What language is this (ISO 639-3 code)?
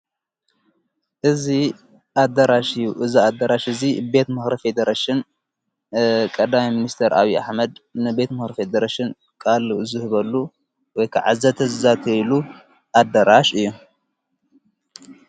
tir